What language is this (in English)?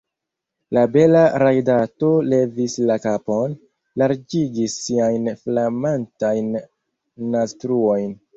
Esperanto